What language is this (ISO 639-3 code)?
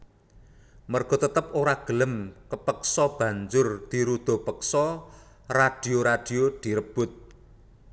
jav